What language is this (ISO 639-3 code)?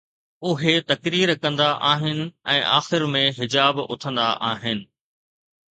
snd